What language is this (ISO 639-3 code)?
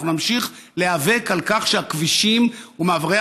heb